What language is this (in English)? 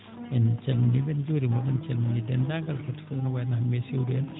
Fula